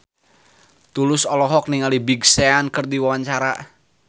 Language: Sundanese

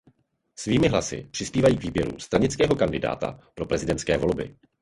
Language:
Czech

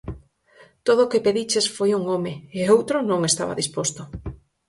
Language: Galician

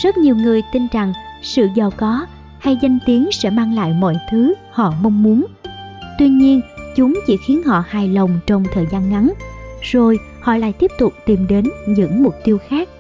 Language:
Vietnamese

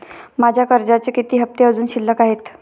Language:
Marathi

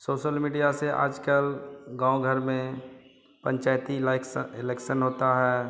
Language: Hindi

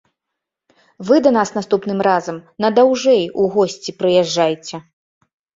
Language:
Belarusian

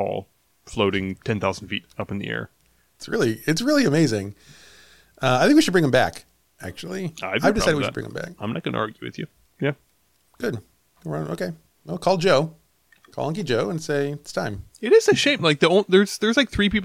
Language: English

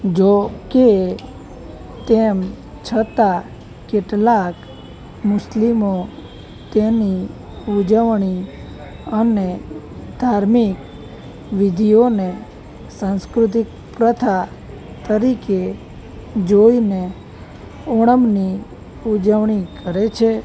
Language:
Gujarati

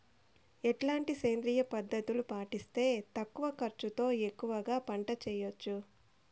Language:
Telugu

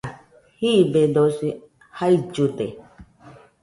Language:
Nüpode Huitoto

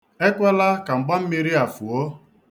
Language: Igbo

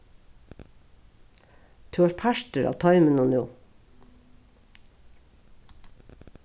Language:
Faroese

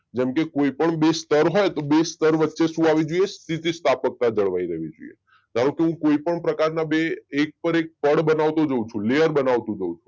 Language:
Gujarati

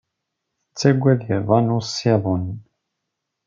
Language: Kabyle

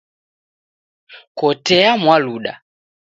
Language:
Taita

